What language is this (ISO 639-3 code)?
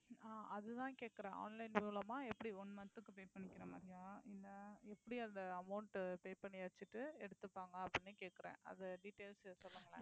tam